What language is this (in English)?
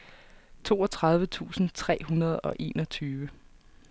Danish